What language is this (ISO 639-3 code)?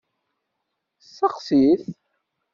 kab